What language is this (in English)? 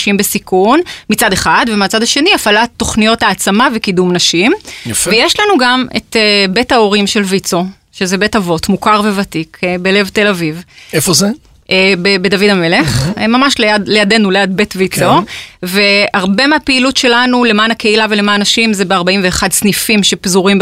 Hebrew